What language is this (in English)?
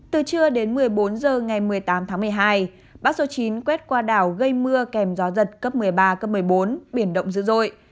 Vietnamese